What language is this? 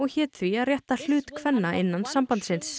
Icelandic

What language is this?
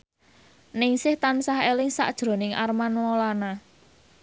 Javanese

